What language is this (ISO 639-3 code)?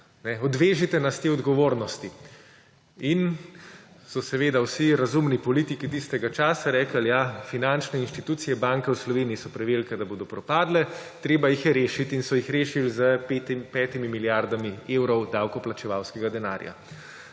slv